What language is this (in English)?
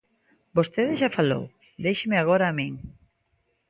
Galician